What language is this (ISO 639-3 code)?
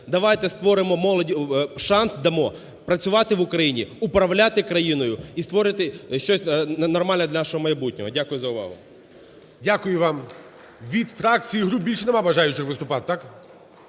ukr